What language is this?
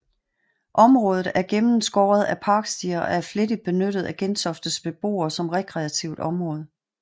Danish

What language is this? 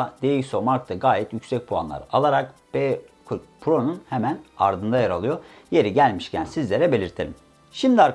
Turkish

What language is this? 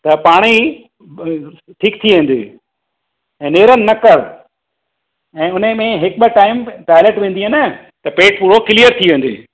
Sindhi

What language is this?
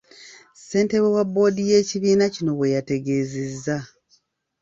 Ganda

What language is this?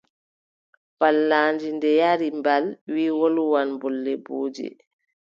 Adamawa Fulfulde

